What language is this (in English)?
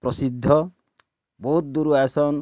Odia